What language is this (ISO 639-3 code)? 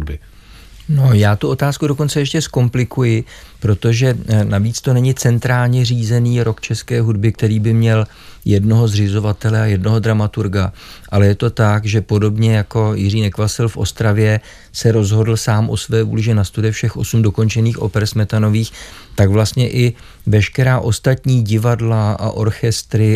ces